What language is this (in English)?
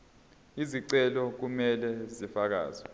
Zulu